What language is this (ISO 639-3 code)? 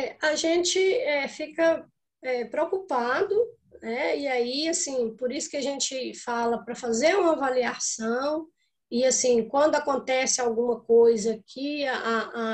por